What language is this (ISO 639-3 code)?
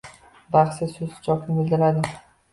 uzb